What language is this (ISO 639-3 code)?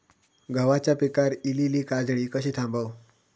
mar